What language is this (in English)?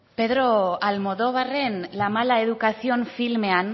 Basque